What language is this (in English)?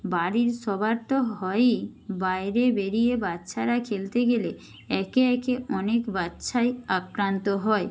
Bangla